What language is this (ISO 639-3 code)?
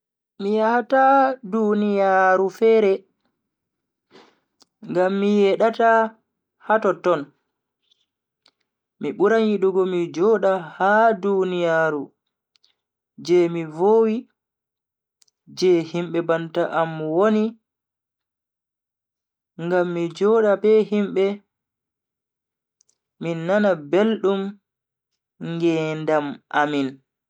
fui